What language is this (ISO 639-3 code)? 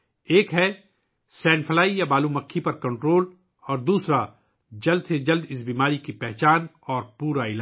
urd